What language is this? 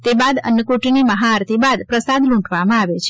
Gujarati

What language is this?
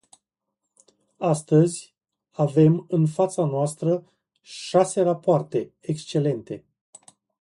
Romanian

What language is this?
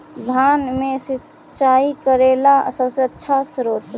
Magahi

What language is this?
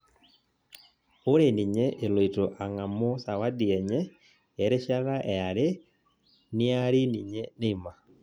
Masai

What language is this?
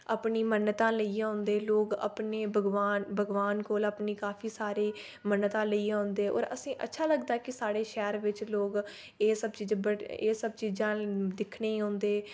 Dogri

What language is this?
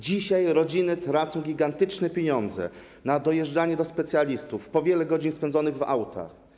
Polish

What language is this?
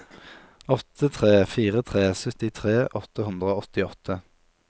Norwegian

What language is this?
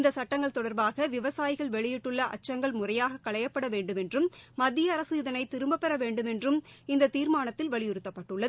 Tamil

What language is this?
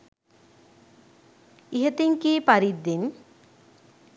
Sinhala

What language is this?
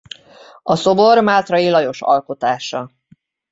Hungarian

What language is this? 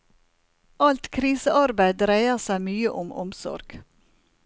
Norwegian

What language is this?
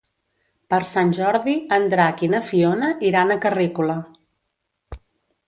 Catalan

